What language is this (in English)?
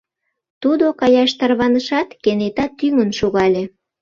Mari